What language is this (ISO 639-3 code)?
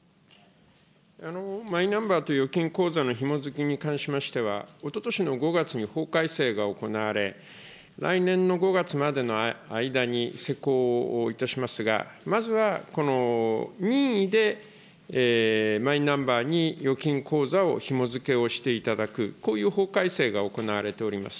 jpn